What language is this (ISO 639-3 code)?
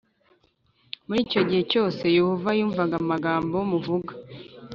kin